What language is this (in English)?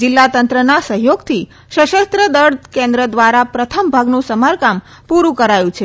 Gujarati